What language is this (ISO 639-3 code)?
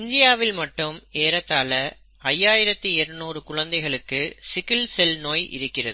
tam